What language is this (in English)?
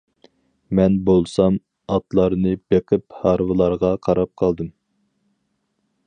Uyghur